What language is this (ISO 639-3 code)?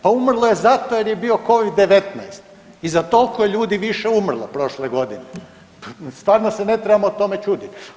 hrv